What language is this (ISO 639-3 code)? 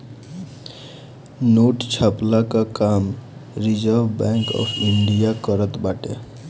bho